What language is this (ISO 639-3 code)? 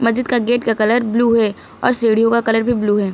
hin